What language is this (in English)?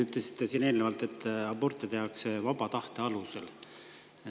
Estonian